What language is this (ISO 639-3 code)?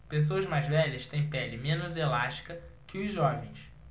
por